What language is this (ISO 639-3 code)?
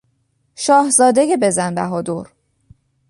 fas